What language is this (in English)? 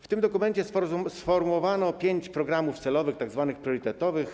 Polish